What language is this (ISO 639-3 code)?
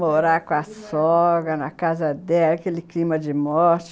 por